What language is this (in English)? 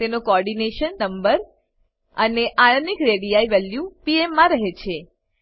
Gujarati